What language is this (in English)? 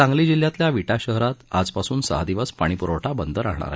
Marathi